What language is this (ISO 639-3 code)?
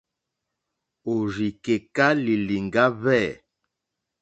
bri